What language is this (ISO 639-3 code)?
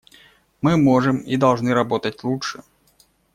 rus